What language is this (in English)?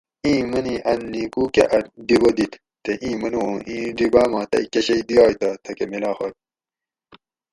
Gawri